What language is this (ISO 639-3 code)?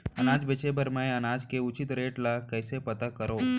hne